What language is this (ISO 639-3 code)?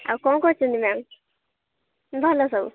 ori